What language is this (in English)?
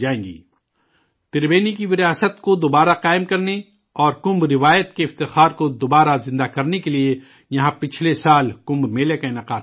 Urdu